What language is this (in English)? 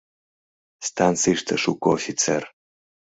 Mari